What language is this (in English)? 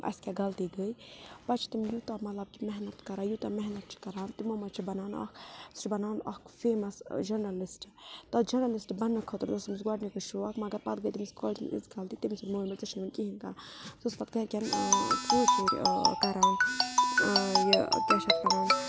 Kashmiri